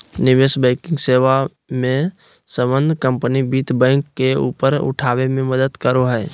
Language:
Magahi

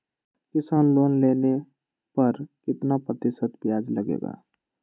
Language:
Magahi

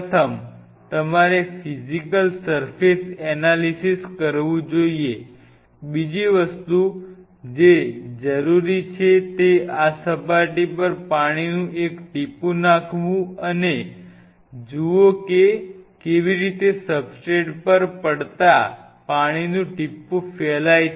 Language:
Gujarati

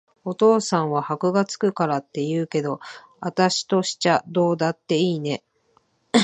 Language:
Japanese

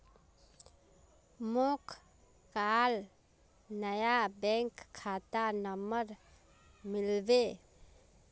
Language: Magahi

